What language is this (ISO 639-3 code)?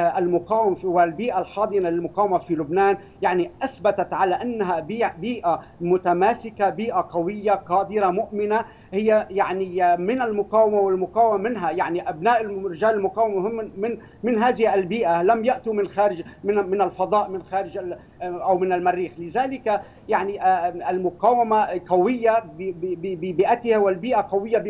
ara